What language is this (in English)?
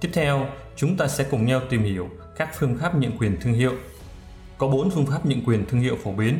Vietnamese